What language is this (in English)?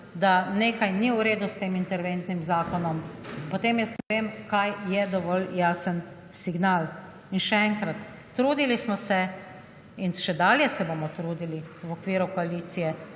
Slovenian